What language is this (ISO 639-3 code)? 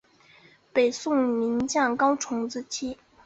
zho